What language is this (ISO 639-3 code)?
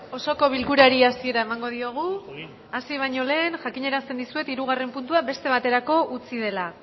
eus